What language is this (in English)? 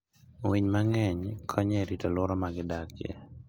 Luo (Kenya and Tanzania)